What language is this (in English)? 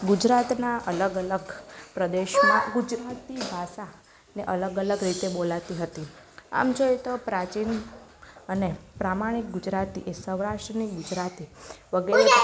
Gujarati